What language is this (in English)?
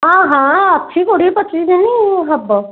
Odia